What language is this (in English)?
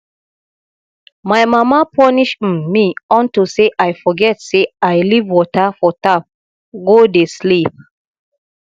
Nigerian Pidgin